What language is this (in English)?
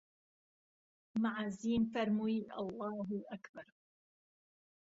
Central Kurdish